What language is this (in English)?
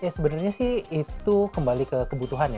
Indonesian